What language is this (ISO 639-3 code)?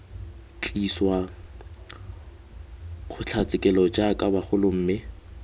tsn